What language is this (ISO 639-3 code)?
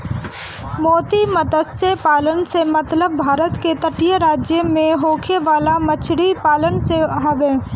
bho